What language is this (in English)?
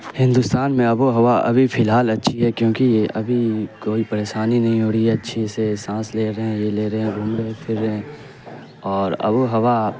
Urdu